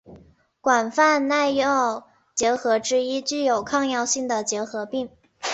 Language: Chinese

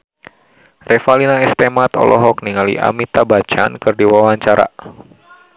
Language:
Sundanese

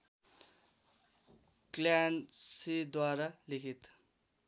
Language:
Nepali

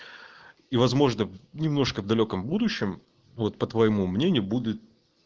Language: Russian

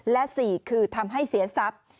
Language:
Thai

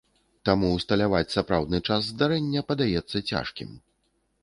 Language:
Belarusian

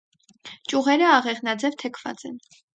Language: Armenian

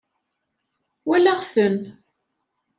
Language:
Kabyle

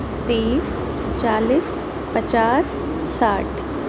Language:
Urdu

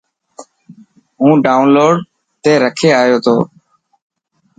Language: Dhatki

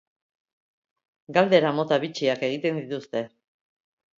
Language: Basque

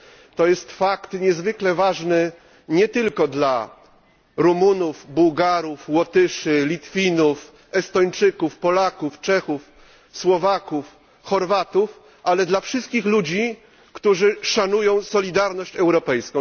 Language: Polish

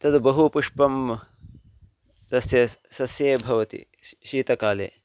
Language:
Sanskrit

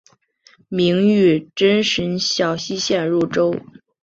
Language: Chinese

